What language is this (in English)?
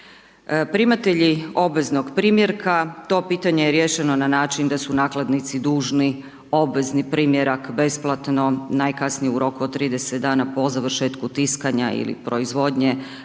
Croatian